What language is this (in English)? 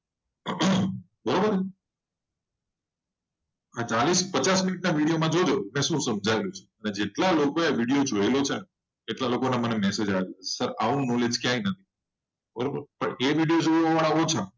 Gujarati